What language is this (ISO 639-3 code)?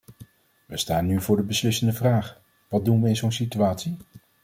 nld